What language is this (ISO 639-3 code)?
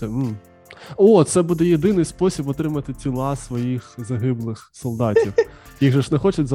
ukr